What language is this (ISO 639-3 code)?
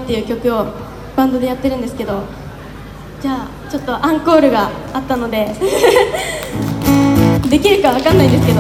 jpn